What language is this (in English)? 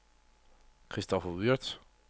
Danish